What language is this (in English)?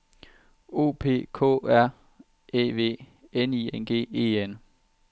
Danish